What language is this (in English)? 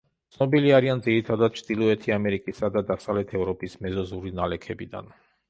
Georgian